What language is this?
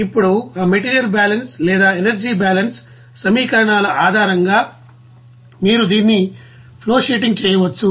Telugu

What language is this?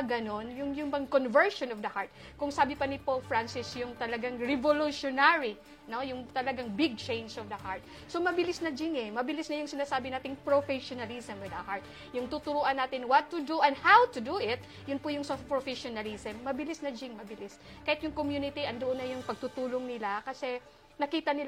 Filipino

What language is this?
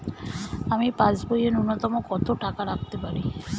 Bangla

